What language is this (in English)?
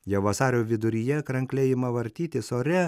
Lithuanian